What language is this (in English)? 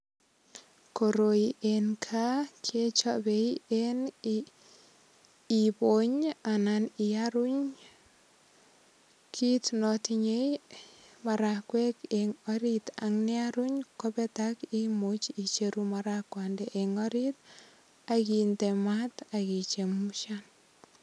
Kalenjin